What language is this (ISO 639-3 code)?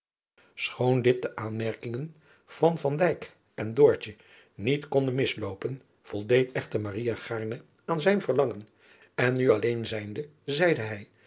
nld